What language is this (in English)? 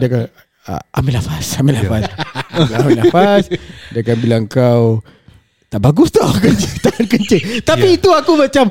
Malay